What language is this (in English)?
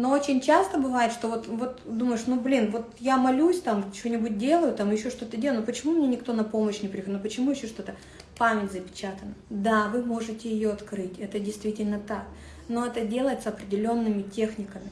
Russian